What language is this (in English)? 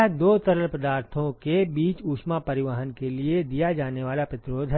Hindi